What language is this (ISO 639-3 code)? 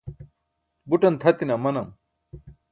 bsk